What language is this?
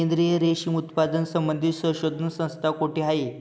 Marathi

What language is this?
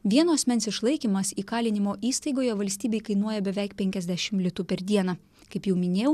Lithuanian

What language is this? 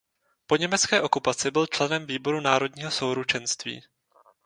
Czech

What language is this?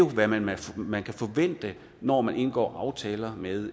Danish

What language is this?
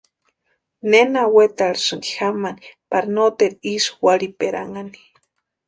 Western Highland Purepecha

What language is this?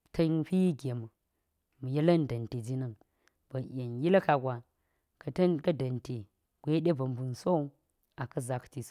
Geji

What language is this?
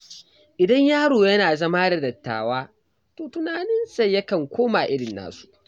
Hausa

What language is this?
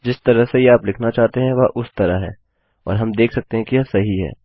Hindi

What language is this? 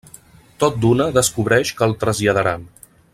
Catalan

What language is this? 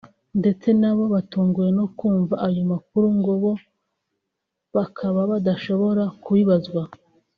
Kinyarwanda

